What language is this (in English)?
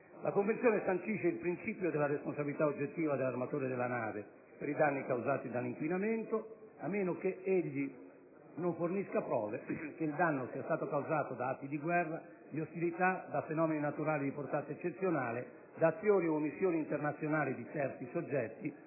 Italian